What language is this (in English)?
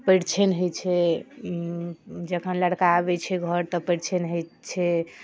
Maithili